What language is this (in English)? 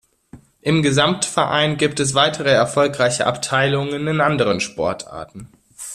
German